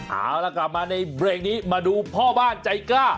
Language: Thai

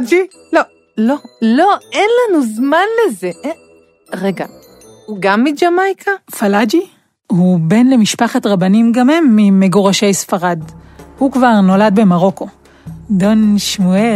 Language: Hebrew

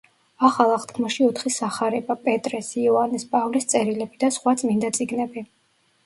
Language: Georgian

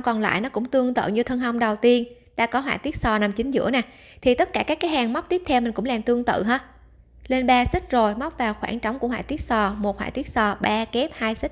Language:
Vietnamese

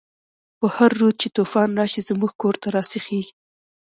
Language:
Pashto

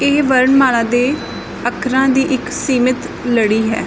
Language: Punjabi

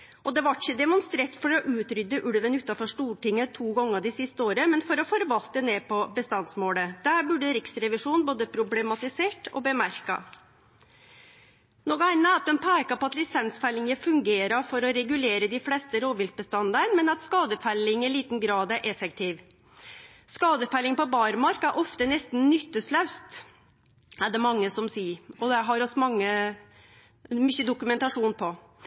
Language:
Norwegian Nynorsk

